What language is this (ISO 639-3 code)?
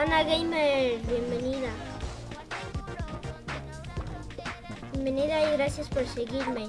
spa